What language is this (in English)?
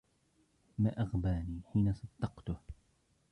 Arabic